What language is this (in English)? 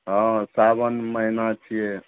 Maithili